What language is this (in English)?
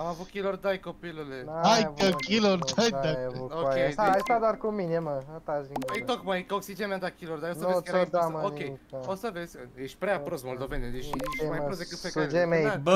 Romanian